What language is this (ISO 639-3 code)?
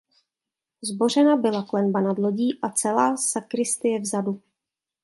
ces